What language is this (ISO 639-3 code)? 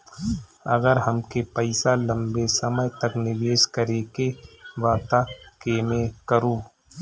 bho